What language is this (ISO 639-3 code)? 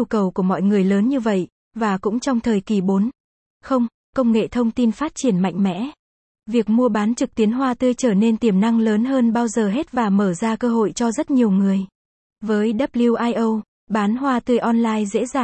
vie